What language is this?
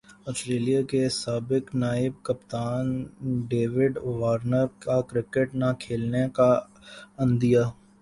Urdu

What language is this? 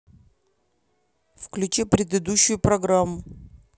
Russian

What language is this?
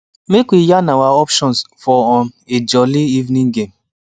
Nigerian Pidgin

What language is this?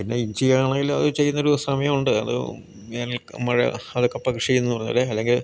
Malayalam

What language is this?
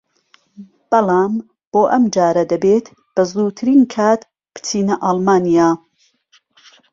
Central Kurdish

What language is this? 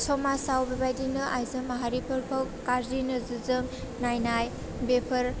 Bodo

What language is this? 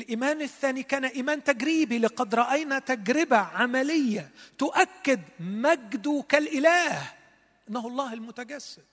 Arabic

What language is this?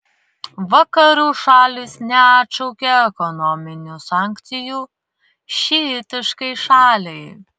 Lithuanian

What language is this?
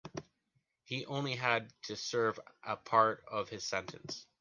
English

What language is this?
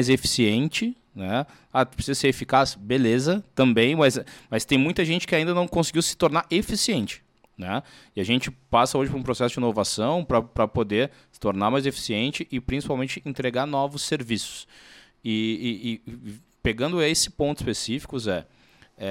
Portuguese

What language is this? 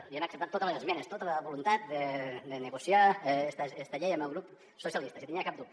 Catalan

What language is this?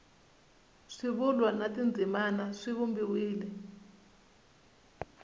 Tsonga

